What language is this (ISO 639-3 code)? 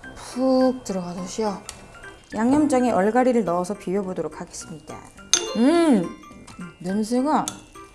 kor